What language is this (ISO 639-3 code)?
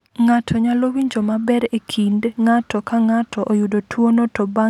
luo